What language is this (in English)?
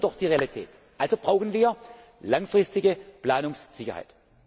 German